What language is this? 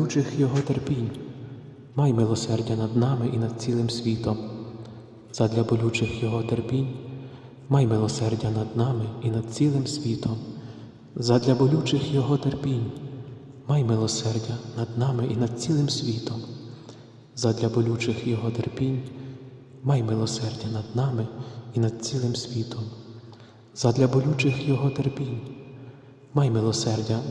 Ukrainian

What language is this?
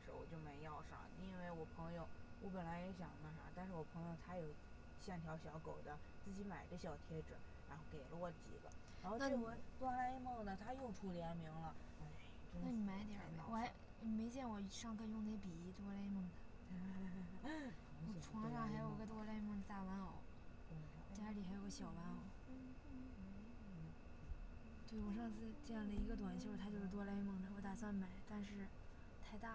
Chinese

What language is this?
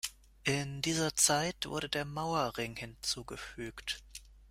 German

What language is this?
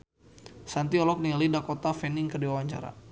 Sundanese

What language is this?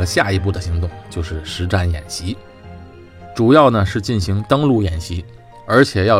Chinese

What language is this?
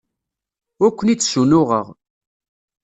Kabyle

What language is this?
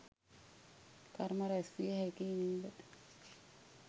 Sinhala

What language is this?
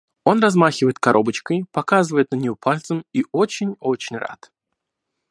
Russian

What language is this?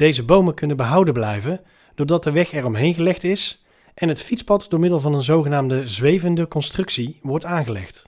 Dutch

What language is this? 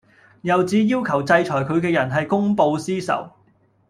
Cantonese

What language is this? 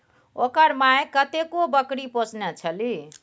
Maithili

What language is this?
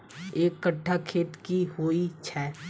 Maithili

